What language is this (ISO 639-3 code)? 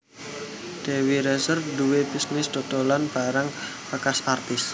jav